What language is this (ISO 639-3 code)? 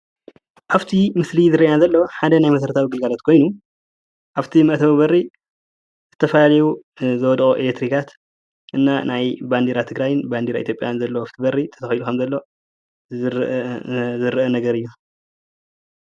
tir